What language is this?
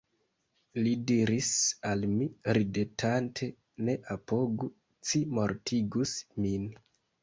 Esperanto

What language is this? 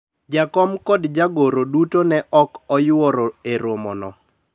Luo (Kenya and Tanzania)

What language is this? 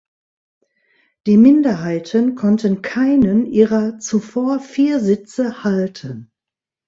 German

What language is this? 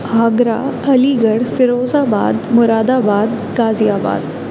Urdu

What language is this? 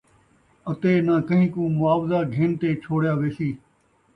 Saraiki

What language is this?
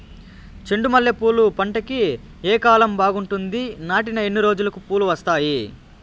Telugu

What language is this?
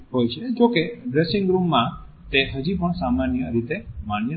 Gujarati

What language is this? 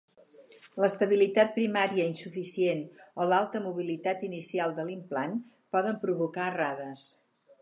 Catalan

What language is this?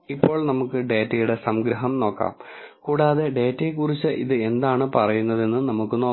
Malayalam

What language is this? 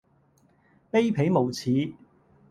Cantonese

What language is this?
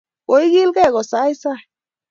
Kalenjin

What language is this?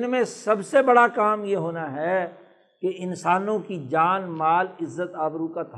Urdu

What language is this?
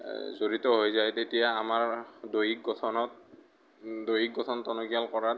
Assamese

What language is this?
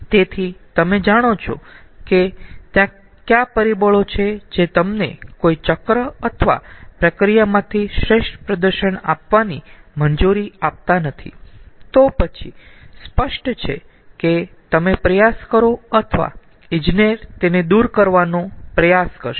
Gujarati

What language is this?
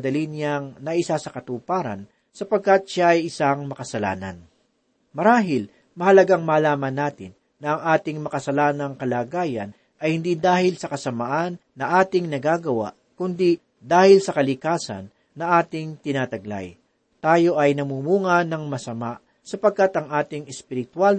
Filipino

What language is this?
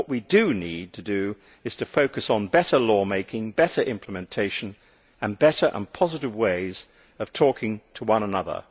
English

